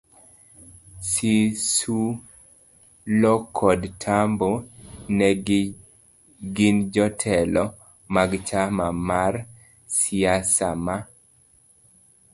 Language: Luo (Kenya and Tanzania)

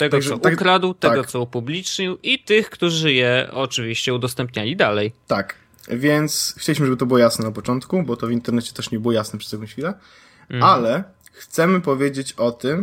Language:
Polish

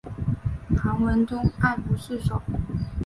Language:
Chinese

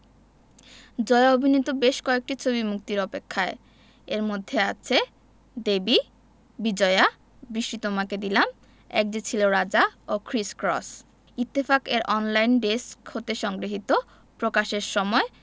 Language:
Bangla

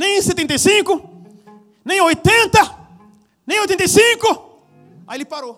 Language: Portuguese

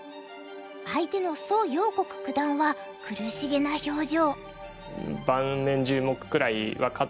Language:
Japanese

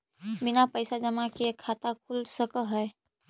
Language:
Magahi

